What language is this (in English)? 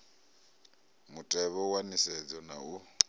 Venda